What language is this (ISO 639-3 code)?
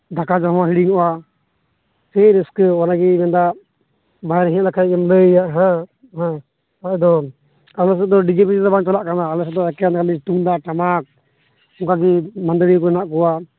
sat